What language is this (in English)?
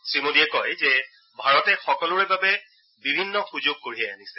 Assamese